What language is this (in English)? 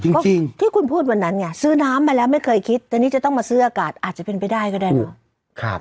Thai